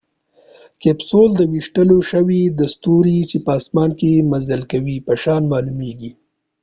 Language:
Pashto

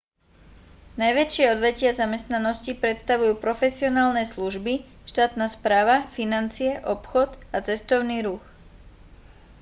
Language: Slovak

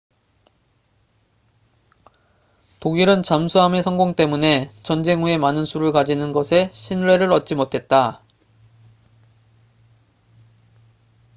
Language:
Korean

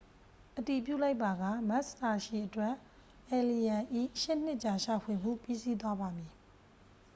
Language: Burmese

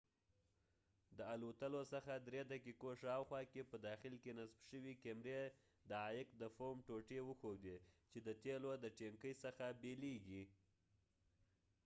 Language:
Pashto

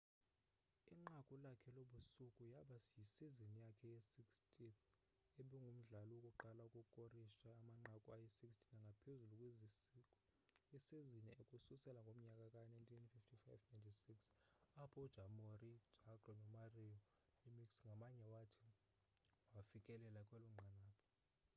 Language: Xhosa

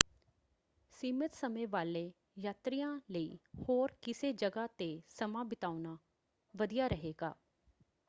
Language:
Punjabi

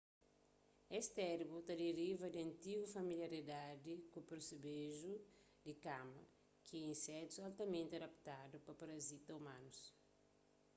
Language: Kabuverdianu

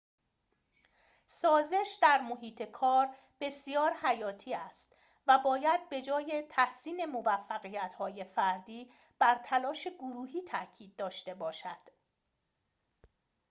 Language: Persian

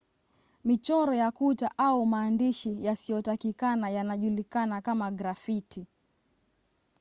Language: Swahili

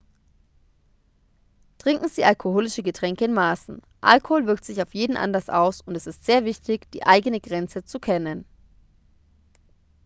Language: German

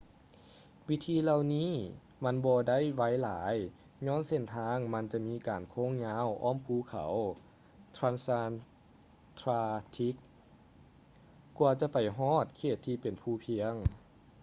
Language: Lao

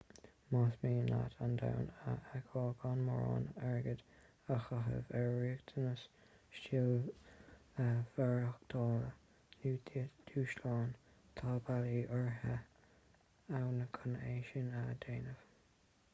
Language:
Irish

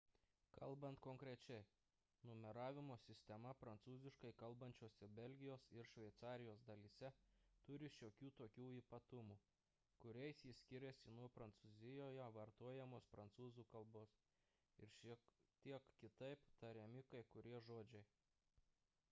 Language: Lithuanian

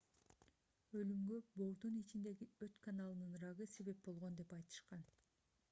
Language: Kyrgyz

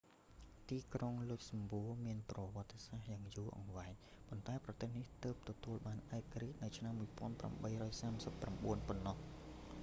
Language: Khmer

